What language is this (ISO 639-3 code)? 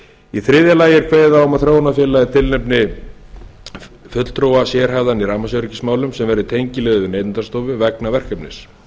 isl